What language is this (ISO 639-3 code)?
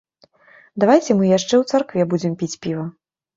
bel